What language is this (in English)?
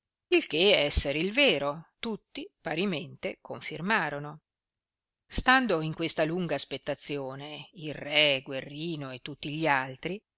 Italian